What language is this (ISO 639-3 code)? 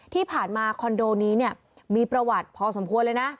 tha